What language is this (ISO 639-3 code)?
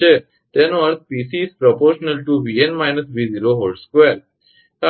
guj